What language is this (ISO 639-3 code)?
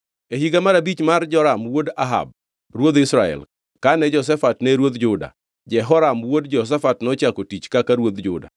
luo